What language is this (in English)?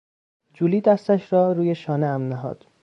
Persian